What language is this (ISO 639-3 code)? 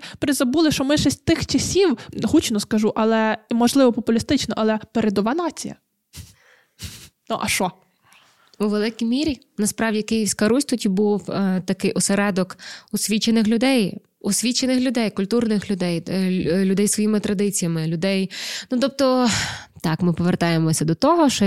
ukr